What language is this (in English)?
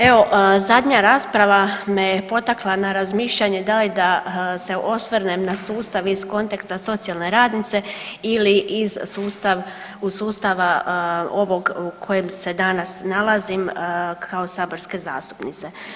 Croatian